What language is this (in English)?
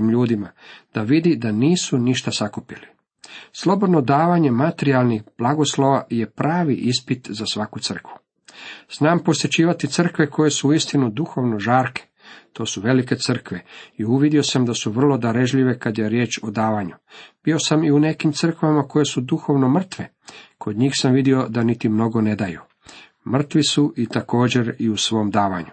Croatian